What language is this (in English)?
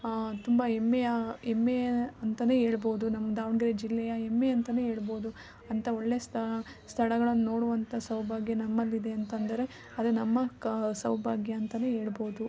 Kannada